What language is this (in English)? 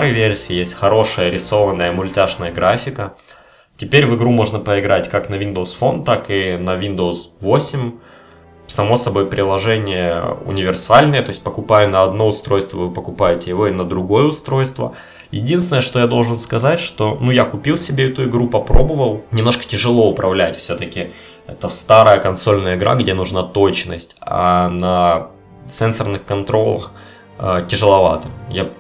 Russian